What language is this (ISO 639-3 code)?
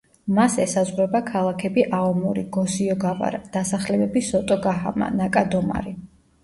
kat